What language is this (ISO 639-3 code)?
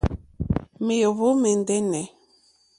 bri